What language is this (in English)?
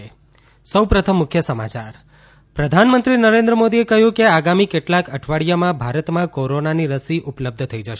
Gujarati